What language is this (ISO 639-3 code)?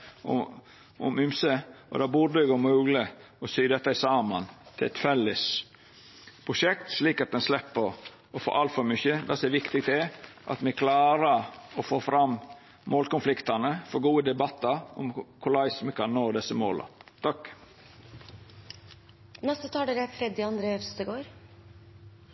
nor